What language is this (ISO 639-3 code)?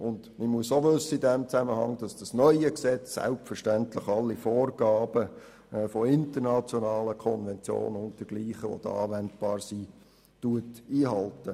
gsw